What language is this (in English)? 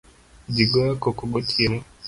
Luo (Kenya and Tanzania)